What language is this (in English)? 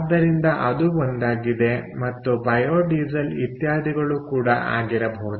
Kannada